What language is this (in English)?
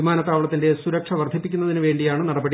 Malayalam